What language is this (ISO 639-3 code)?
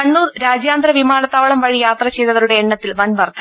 mal